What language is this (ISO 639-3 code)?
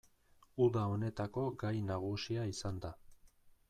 eus